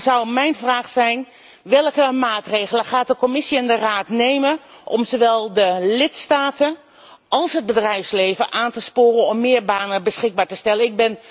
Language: Dutch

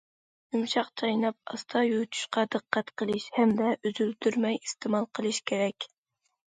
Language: Uyghur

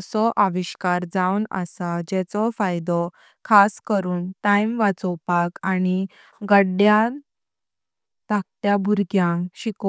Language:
Konkani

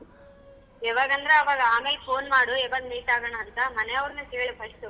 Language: Kannada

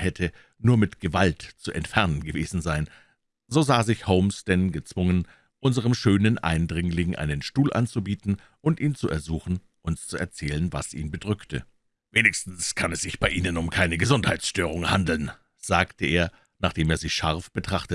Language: German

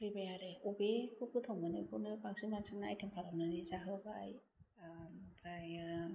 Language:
Bodo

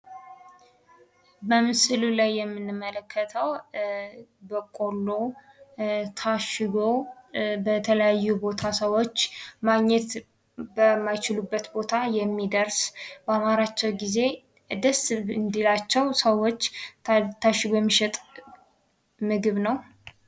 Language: Amharic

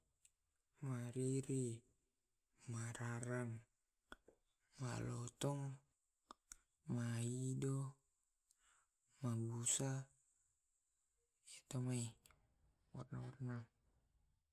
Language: Tae'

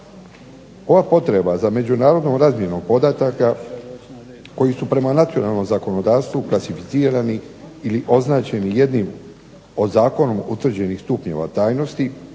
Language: Croatian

